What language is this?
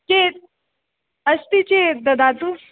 Sanskrit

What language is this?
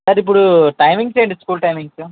Telugu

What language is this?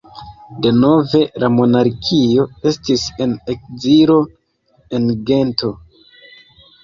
Esperanto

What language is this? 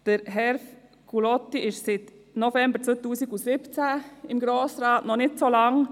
Swiss German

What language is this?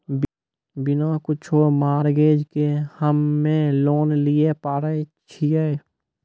Maithili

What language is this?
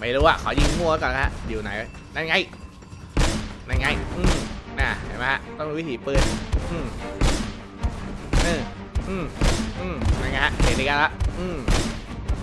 Thai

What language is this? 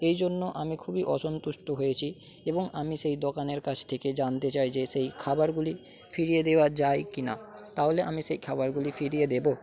Bangla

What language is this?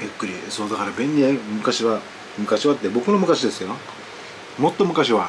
Japanese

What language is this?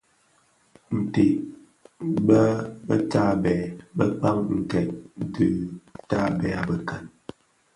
Bafia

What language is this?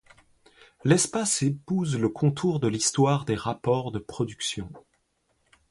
French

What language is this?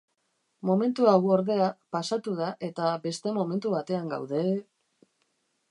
Basque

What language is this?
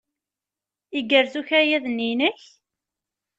Kabyle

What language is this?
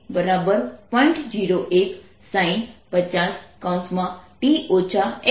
Gujarati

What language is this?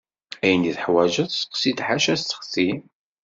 Kabyle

